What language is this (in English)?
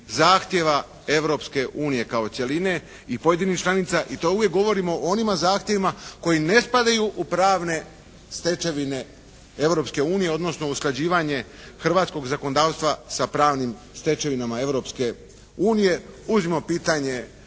Croatian